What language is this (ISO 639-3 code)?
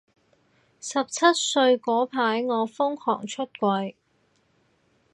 yue